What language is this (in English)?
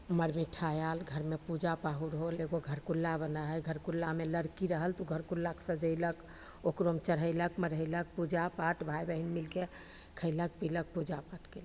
Maithili